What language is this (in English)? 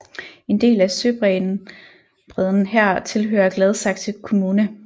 Danish